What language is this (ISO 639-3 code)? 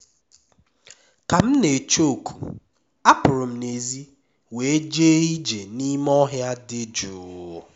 ibo